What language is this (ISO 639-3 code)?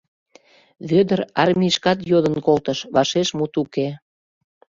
chm